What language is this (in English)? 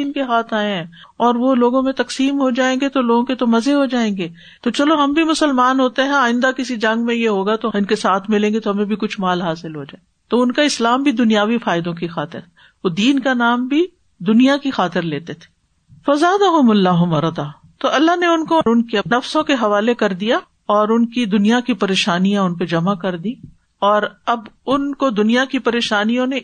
Urdu